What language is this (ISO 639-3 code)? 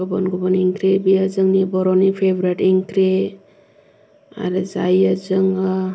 brx